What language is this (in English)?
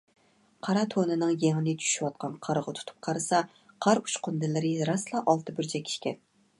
Uyghur